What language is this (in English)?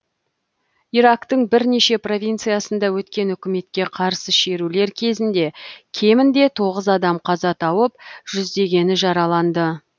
Kazakh